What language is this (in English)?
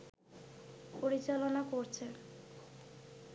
Bangla